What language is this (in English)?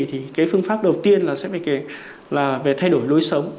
Vietnamese